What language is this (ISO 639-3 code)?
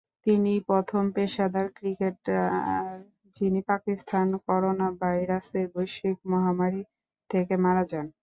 ben